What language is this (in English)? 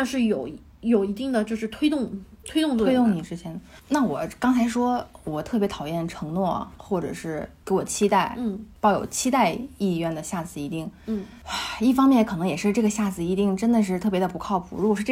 Chinese